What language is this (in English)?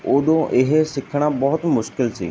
Punjabi